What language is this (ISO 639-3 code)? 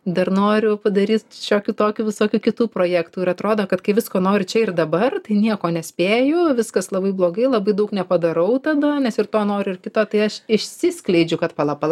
lit